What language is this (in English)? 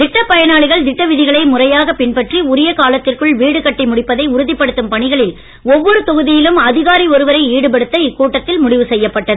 Tamil